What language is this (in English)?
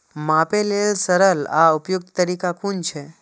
Maithili